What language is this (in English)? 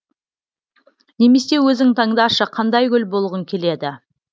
Kazakh